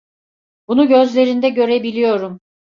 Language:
Turkish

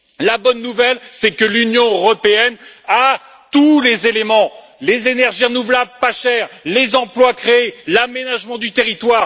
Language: French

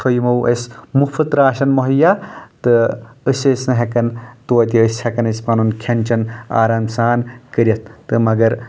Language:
Kashmiri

